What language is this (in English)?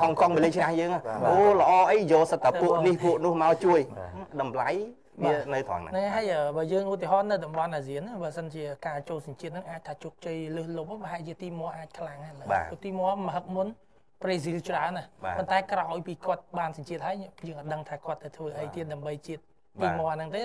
Vietnamese